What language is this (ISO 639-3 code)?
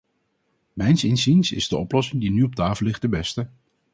nld